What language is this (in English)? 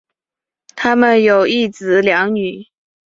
Chinese